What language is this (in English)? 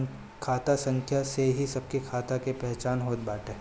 Bhojpuri